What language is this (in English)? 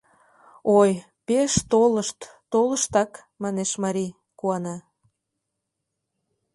Mari